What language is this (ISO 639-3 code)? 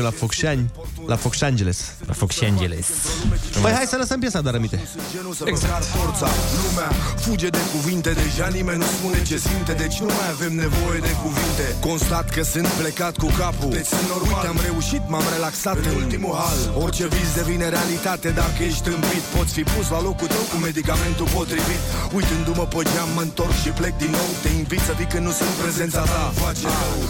ron